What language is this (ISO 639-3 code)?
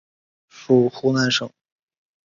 zho